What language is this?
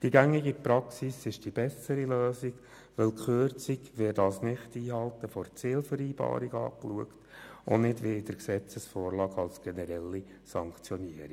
Swiss German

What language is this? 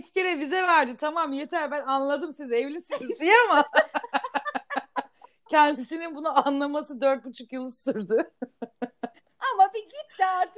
Turkish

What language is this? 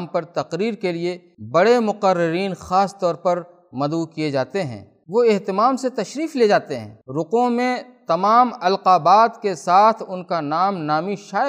Urdu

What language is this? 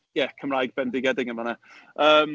Welsh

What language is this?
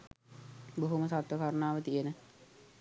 Sinhala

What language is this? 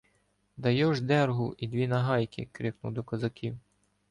Ukrainian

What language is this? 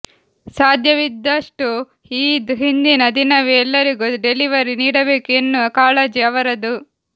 Kannada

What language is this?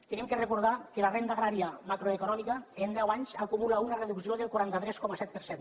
Catalan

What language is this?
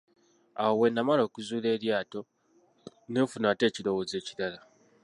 Ganda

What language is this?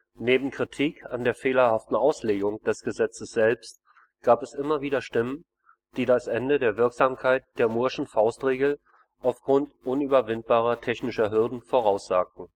German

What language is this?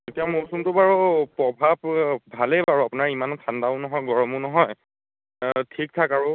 Assamese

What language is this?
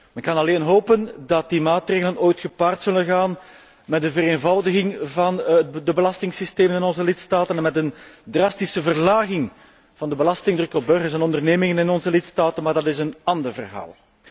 Dutch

